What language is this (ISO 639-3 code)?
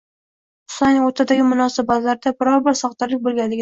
uzb